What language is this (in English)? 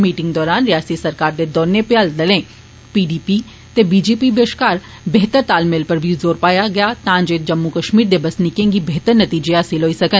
Dogri